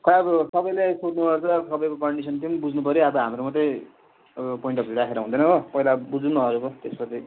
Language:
Nepali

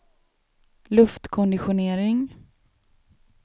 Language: Swedish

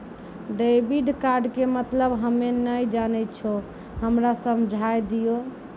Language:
Maithili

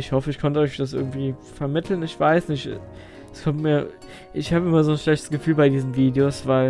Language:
German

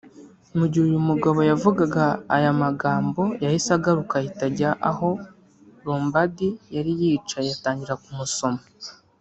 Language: Kinyarwanda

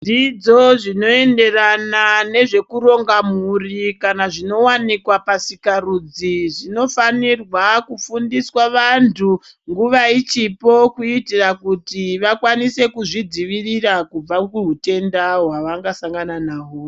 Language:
Ndau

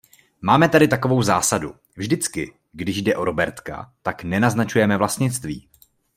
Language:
Czech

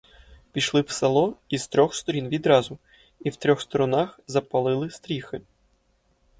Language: Ukrainian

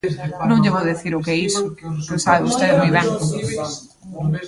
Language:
Galician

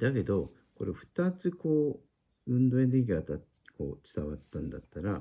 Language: Japanese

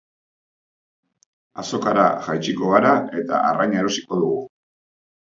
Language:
Basque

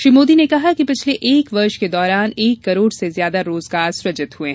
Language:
Hindi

